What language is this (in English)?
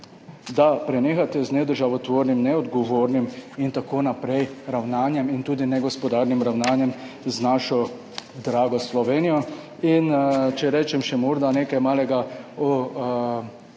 Slovenian